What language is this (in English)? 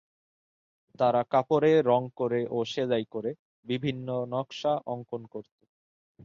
Bangla